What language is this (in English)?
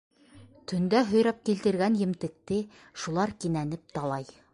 Bashkir